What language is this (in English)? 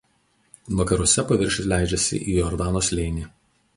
Lithuanian